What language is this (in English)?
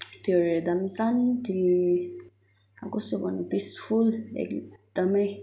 Nepali